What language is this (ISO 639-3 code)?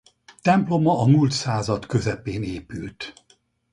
hun